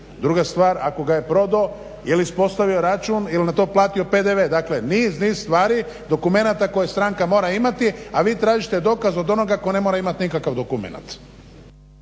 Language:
Croatian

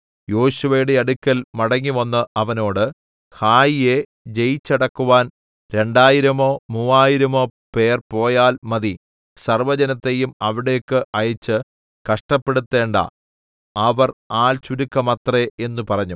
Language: Malayalam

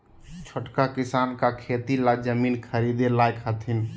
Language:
Magahi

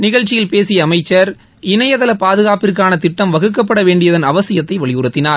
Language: Tamil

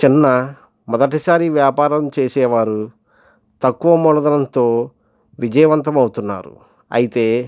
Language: Telugu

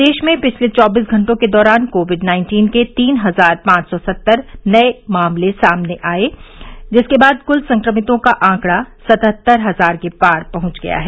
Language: Hindi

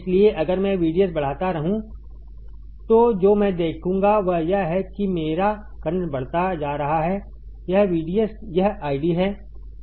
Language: Hindi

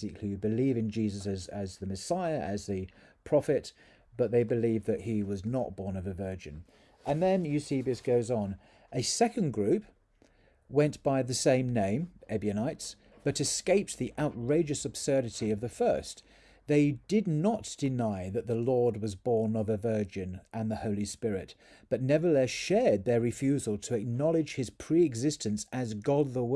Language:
English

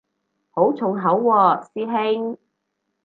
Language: Cantonese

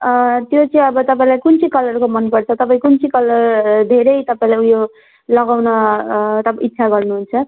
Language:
Nepali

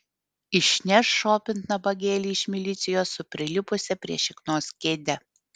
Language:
Lithuanian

